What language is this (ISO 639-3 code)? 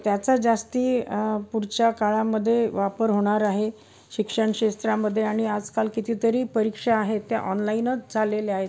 mar